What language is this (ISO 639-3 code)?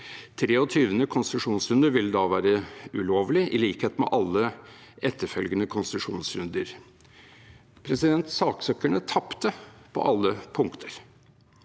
nor